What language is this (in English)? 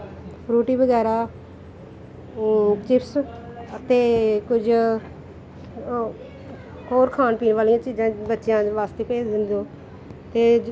Punjabi